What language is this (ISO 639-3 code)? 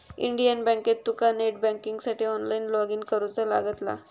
mar